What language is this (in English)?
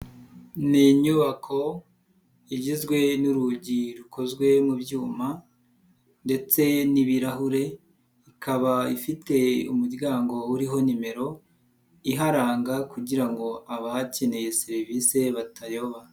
Kinyarwanda